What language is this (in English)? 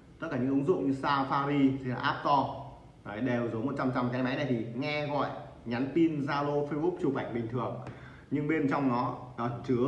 Vietnamese